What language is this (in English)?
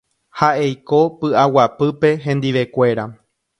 Guarani